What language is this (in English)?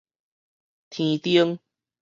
Min Nan Chinese